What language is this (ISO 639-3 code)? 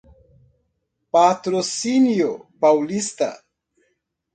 por